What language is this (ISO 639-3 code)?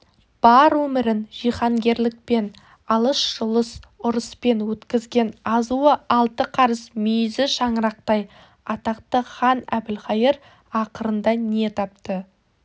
kaz